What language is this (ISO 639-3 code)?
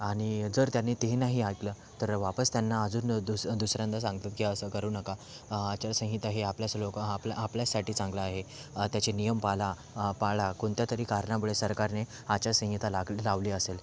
mar